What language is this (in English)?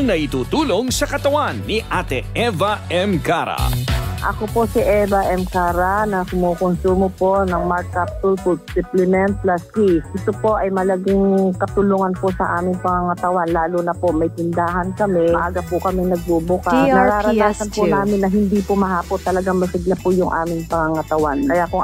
Filipino